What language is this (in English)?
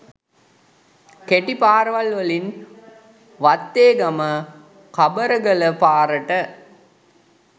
Sinhala